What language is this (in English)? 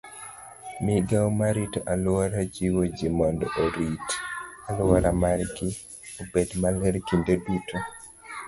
Luo (Kenya and Tanzania)